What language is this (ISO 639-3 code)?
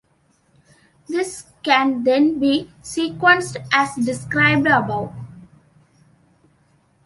eng